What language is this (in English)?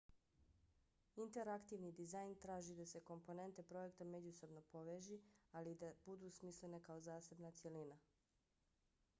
Bosnian